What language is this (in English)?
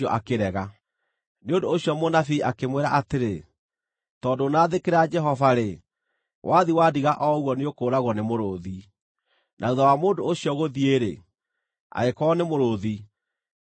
Kikuyu